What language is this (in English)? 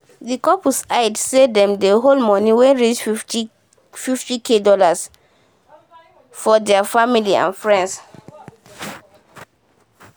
Nigerian Pidgin